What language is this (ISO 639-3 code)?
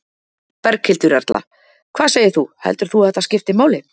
isl